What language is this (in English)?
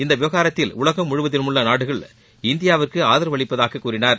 Tamil